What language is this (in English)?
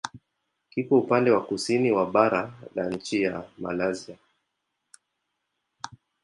Swahili